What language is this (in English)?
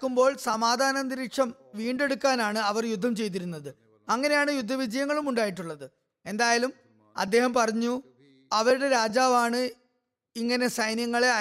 Malayalam